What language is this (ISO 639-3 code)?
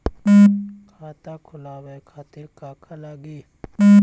bho